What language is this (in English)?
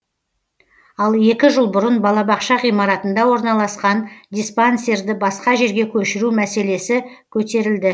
Kazakh